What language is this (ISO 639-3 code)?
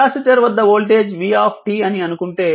tel